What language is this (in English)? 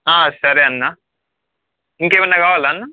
Telugu